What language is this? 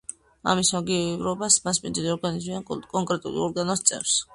Georgian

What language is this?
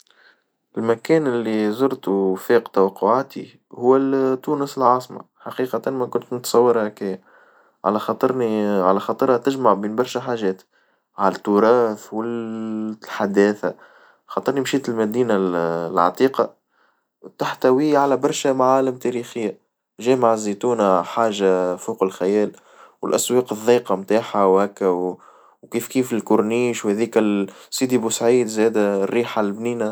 Tunisian Arabic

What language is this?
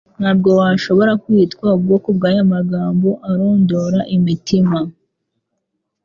Kinyarwanda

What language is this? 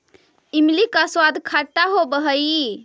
Magahi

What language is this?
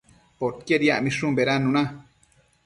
Matsés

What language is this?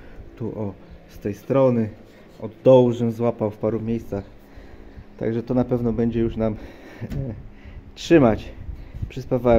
Polish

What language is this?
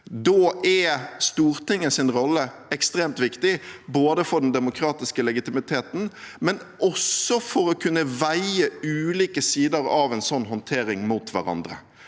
Norwegian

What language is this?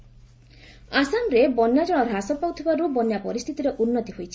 Odia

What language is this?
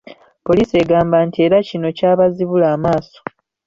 Ganda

